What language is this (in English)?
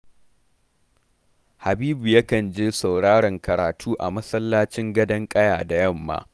Hausa